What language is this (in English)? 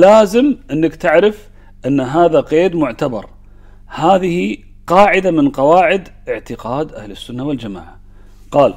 Arabic